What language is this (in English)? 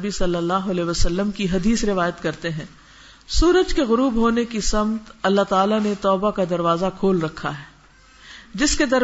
Urdu